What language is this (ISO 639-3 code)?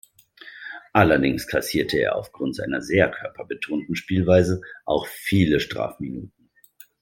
deu